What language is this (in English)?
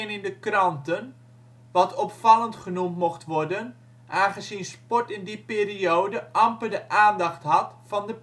Dutch